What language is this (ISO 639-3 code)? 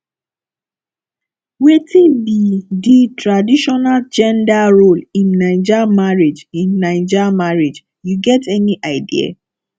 pcm